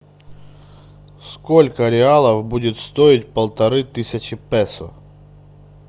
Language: Russian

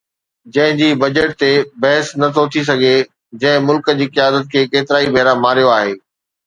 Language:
Sindhi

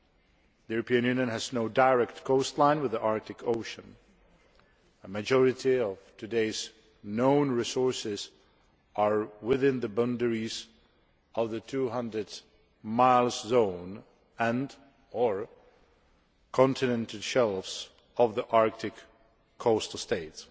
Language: English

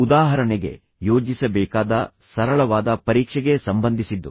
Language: Kannada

